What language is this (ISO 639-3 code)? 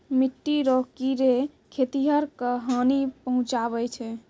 mai